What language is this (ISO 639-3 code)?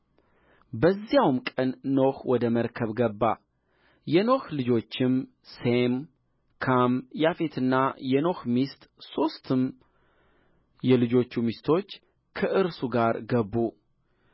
amh